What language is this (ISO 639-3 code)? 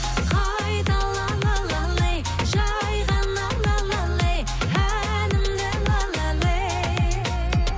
kaz